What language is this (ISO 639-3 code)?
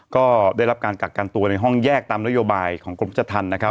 tha